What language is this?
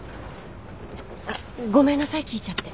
Japanese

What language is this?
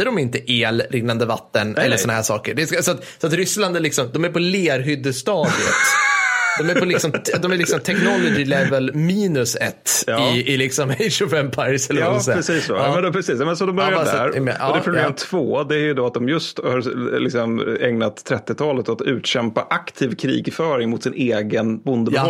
Swedish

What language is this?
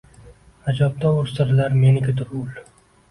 Uzbek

